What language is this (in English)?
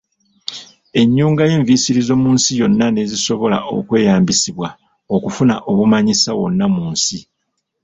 Ganda